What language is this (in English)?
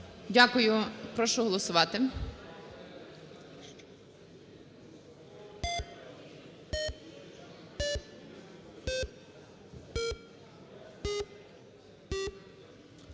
Ukrainian